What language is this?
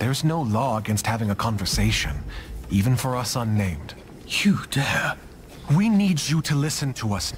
English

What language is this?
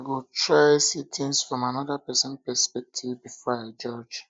Nigerian Pidgin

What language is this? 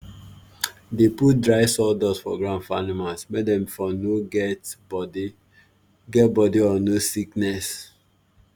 Nigerian Pidgin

